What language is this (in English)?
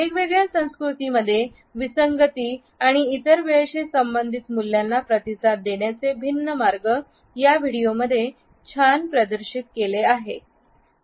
Marathi